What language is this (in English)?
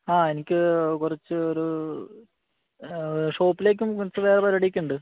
Malayalam